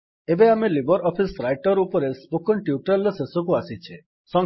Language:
Odia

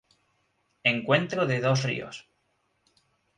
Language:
Spanish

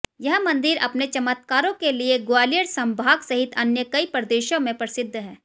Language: Hindi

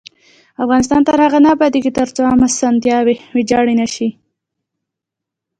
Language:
Pashto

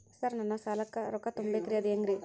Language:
Kannada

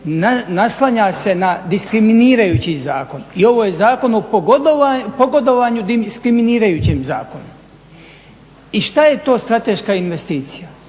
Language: Croatian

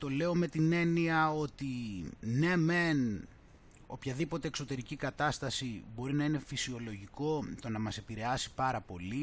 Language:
Greek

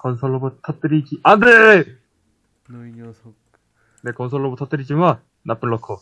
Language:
Korean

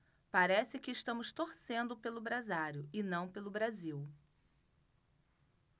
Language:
Portuguese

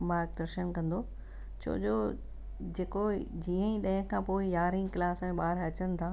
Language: Sindhi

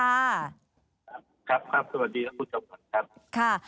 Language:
Thai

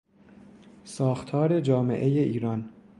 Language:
Persian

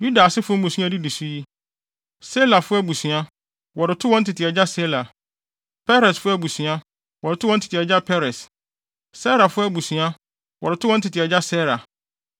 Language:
Akan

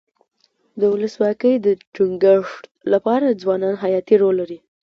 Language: Pashto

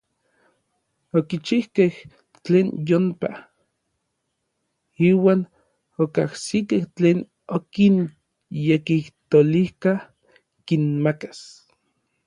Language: Orizaba Nahuatl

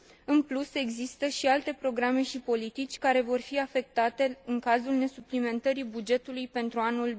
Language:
Romanian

